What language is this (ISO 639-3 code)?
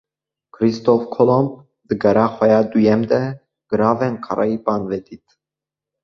kur